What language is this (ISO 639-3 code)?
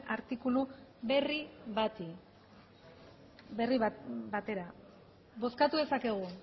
eus